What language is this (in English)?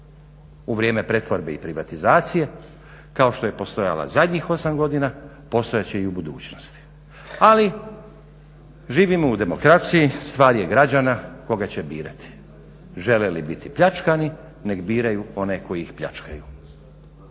Croatian